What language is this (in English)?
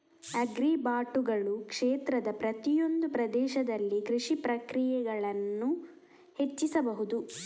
Kannada